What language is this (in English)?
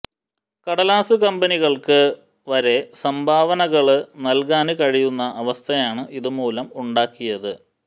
Malayalam